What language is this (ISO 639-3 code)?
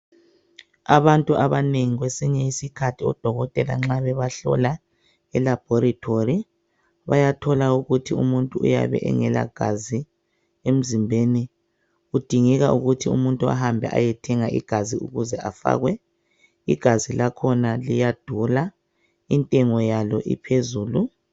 nde